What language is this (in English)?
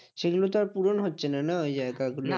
Bangla